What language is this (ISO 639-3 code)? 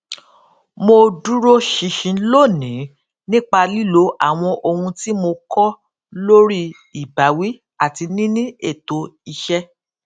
yor